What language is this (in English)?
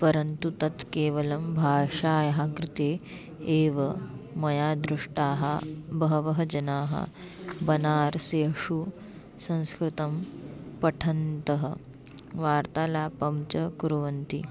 Sanskrit